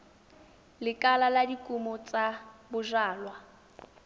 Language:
Tswana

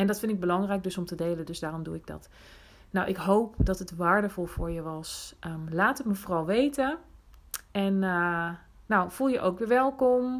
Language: Dutch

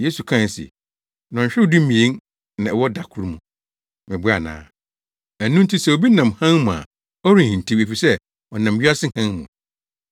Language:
Akan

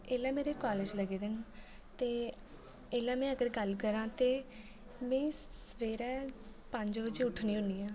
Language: Dogri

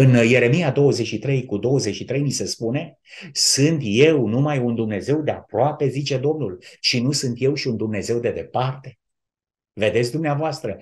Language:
Romanian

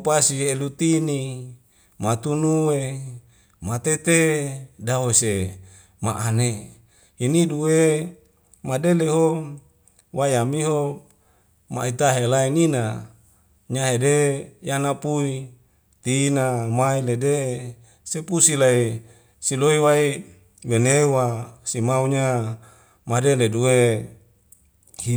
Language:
Wemale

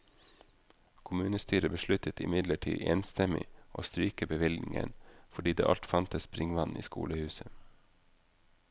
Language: Norwegian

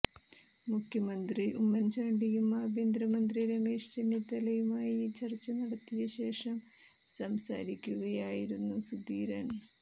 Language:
Malayalam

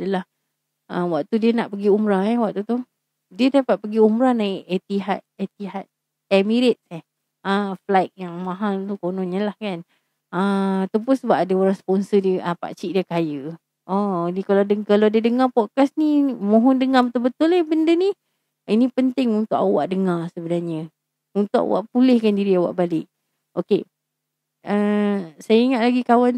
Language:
Malay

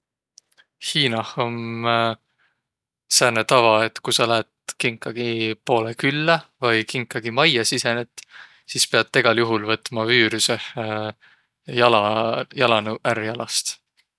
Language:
Võro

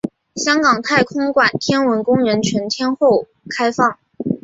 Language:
Chinese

